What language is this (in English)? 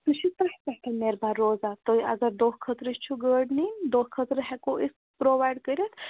Kashmiri